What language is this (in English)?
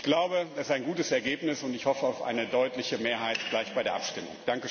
German